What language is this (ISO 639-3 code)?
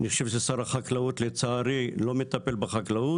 heb